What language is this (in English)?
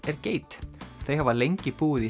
Icelandic